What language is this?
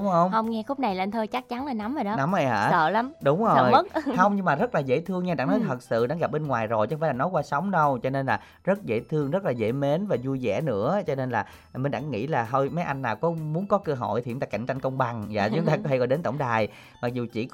Vietnamese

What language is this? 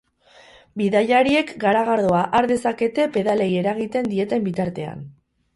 Basque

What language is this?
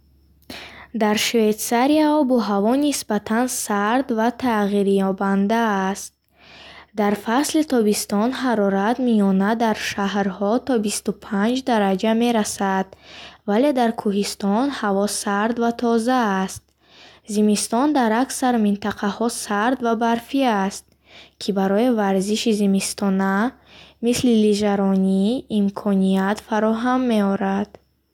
Bukharic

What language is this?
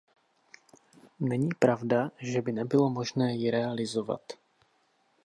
Czech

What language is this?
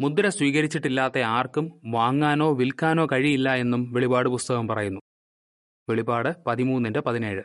Malayalam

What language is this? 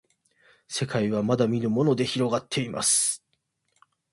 Japanese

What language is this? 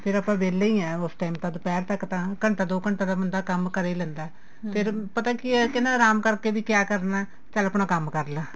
Punjabi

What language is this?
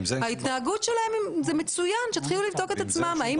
Hebrew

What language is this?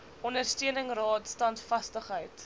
Afrikaans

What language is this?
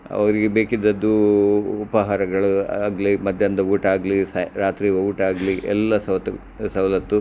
Kannada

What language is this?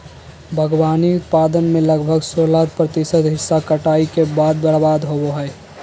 Magahi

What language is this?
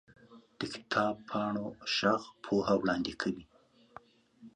Pashto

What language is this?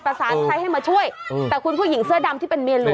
Thai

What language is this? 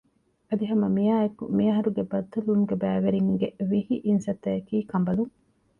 Divehi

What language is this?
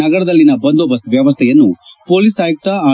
Kannada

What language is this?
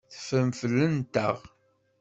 Kabyle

